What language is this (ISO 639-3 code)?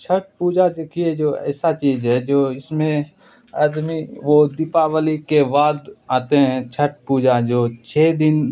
urd